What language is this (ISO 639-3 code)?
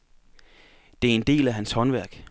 dan